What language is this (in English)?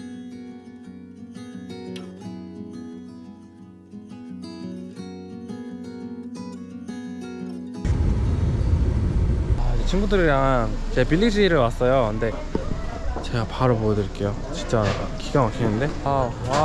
English